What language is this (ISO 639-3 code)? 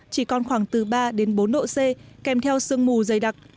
vie